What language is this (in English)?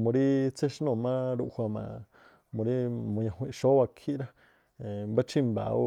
Tlacoapa Me'phaa